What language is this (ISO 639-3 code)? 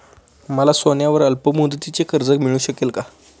mar